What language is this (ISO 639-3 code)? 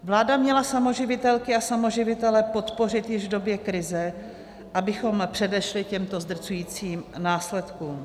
ces